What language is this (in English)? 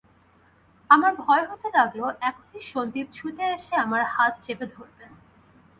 Bangla